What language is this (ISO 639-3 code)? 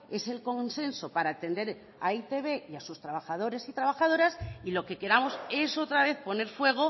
spa